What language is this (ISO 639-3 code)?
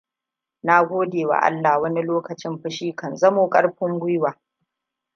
hau